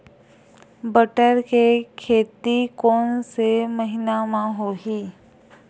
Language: Chhattisgarhi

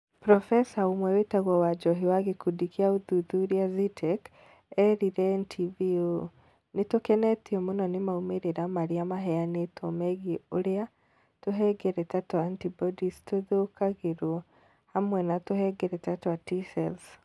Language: Kikuyu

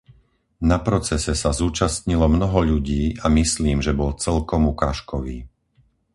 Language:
Slovak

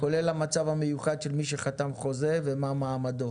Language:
Hebrew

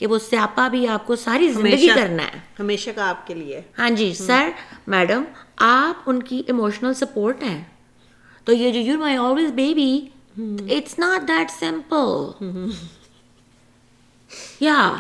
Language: Urdu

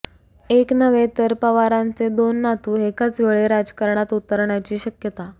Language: Marathi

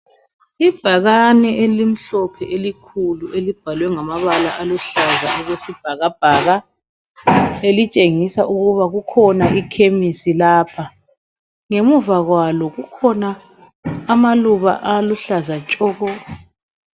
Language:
North Ndebele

